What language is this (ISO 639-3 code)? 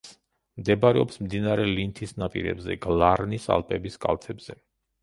kat